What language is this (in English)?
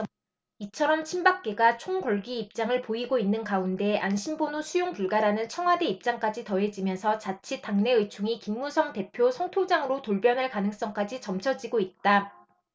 Korean